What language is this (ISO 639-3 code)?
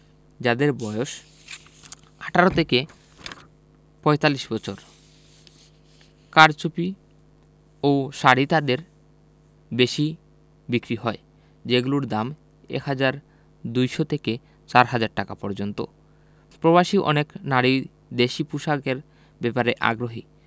ben